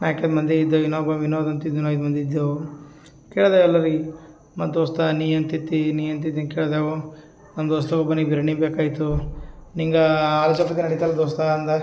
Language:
Kannada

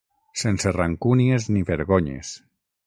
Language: Catalan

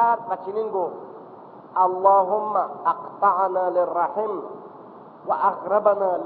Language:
Persian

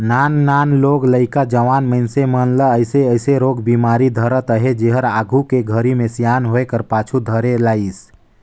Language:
Chhattisgarhi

